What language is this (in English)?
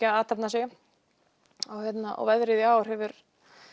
Icelandic